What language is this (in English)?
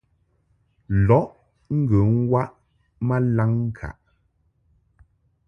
Mungaka